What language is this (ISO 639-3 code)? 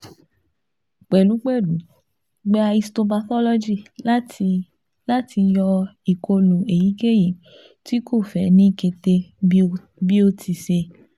yor